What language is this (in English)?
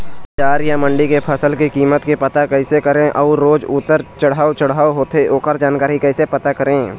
Chhattisgarhi